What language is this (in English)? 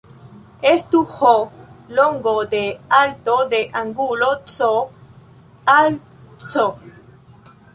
Esperanto